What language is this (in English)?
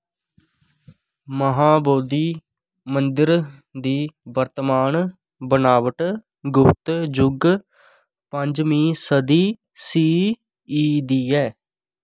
Dogri